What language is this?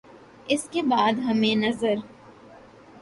Urdu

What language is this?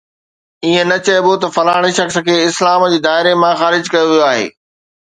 Sindhi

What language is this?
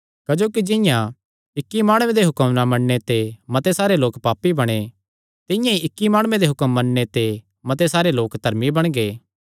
Kangri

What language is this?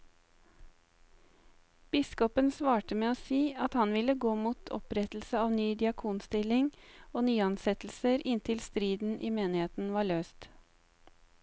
Norwegian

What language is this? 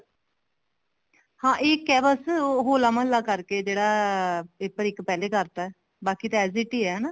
Punjabi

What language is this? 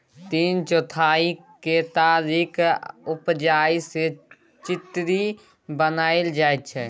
Maithili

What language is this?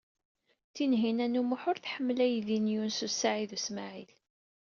Kabyle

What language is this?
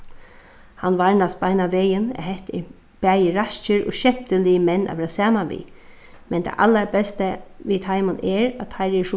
Faroese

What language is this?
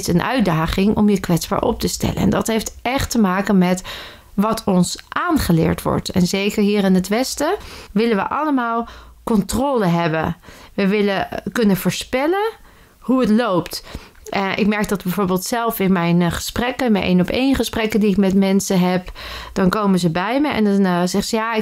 Dutch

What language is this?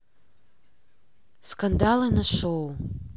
Russian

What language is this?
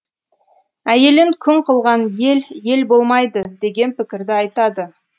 Kazakh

